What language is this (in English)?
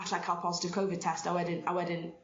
Welsh